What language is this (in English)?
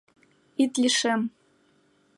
Mari